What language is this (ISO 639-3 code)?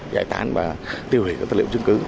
vie